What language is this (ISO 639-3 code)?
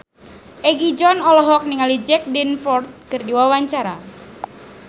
sun